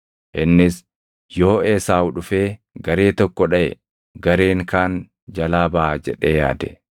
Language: Oromo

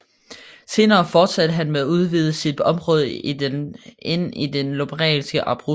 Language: Danish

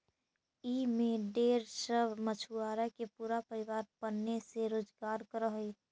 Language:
Magahi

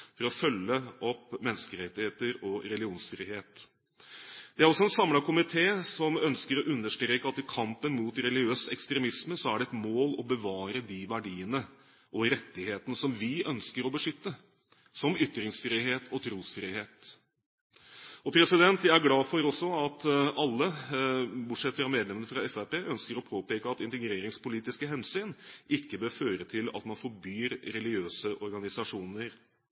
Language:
Norwegian Bokmål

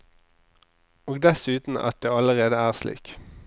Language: Norwegian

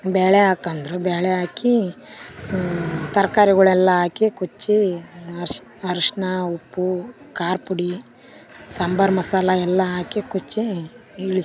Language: Kannada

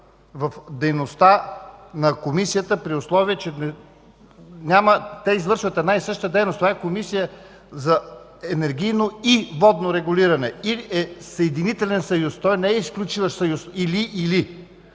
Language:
Bulgarian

